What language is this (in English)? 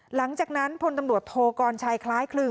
Thai